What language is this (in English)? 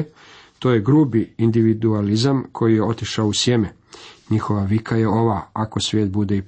Croatian